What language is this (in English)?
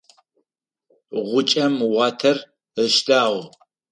Adyghe